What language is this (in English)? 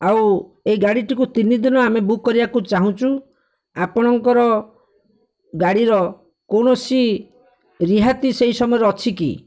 Odia